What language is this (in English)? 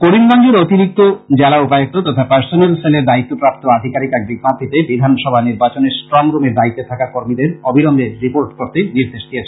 Bangla